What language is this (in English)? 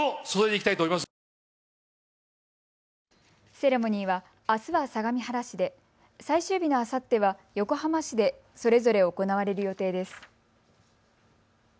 Japanese